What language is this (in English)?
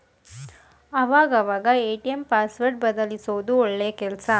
Kannada